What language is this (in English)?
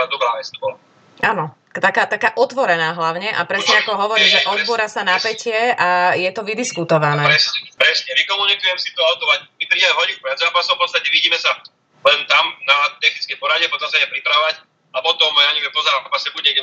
Slovak